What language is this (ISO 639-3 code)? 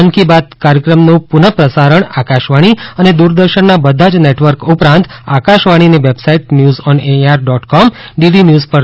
guj